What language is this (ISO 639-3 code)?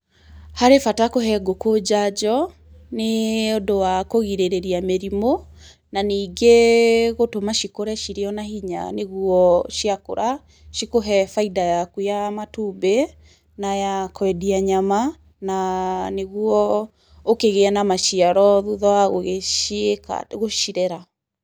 kik